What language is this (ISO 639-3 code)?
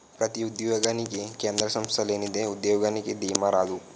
tel